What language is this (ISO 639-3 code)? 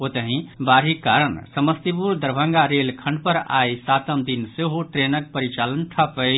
mai